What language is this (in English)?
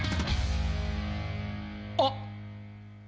Japanese